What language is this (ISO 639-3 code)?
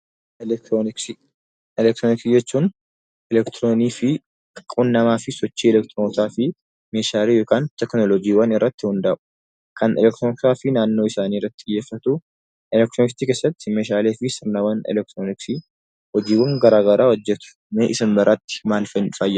orm